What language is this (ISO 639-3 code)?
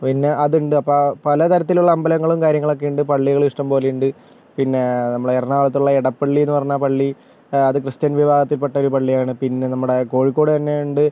mal